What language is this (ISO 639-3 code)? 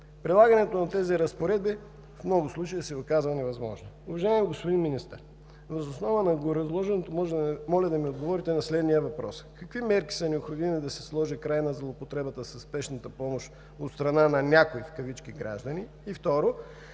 bul